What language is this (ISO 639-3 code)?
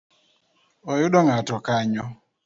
luo